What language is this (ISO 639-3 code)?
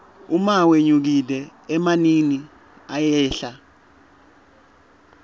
ssw